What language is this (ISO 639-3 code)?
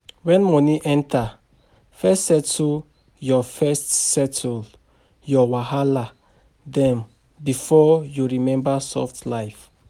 pcm